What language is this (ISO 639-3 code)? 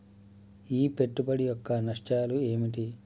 tel